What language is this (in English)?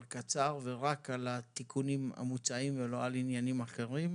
Hebrew